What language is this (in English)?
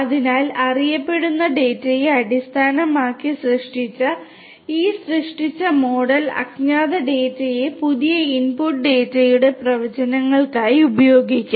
Malayalam